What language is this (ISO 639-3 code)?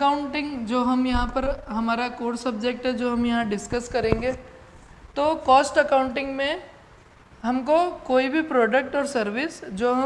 hin